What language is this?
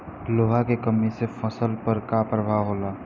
Bhojpuri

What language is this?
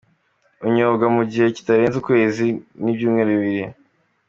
Kinyarwanda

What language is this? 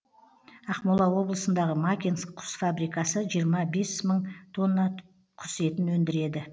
Kazakh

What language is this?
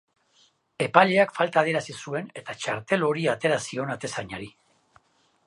Basque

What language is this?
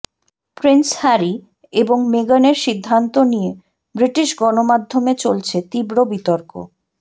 Bangla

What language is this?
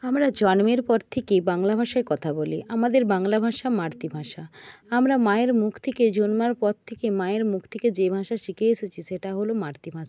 Bangla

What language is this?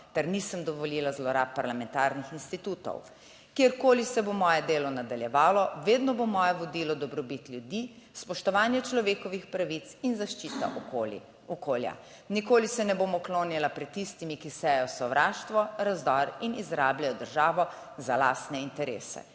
Slovenian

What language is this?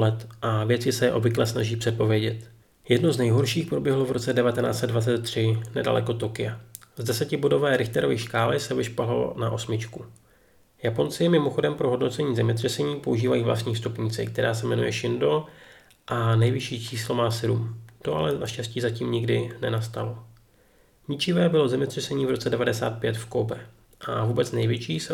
Czech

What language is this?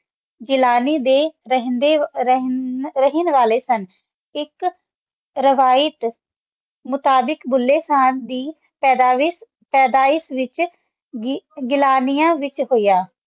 Punjabi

